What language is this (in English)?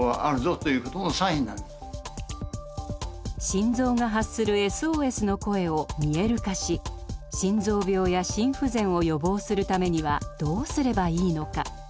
Japanese